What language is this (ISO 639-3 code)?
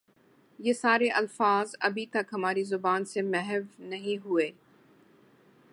urd